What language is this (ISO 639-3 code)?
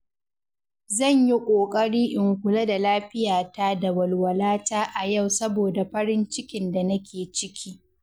hau